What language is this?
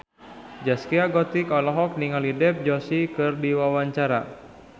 Sundanese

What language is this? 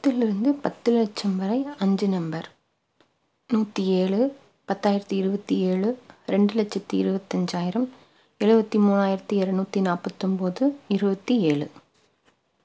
Tamil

